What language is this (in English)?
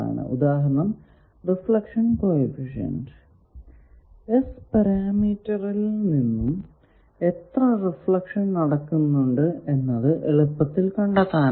Malayalam